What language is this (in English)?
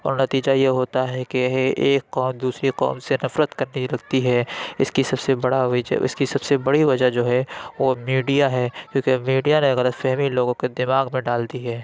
Urdu